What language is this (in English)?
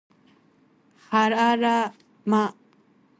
Japanese